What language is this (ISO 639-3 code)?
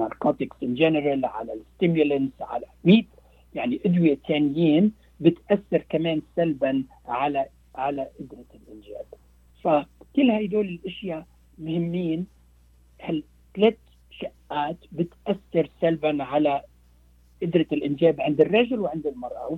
ara